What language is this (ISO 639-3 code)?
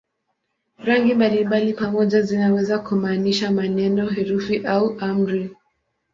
swa